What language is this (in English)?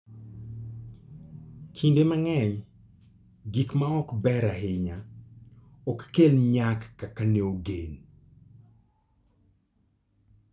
Luo (Kenya and Tanzania)